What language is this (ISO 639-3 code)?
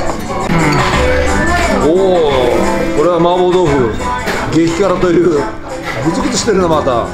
jpn